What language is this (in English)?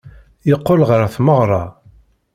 Kabyle